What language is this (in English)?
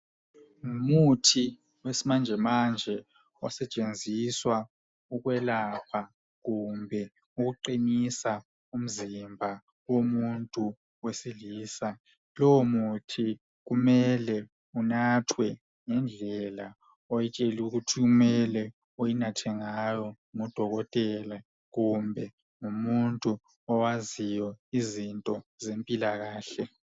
North Ndebele